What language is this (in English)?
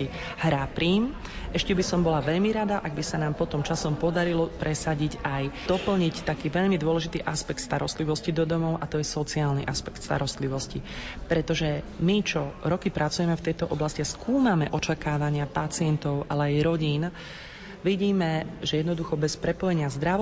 Slovak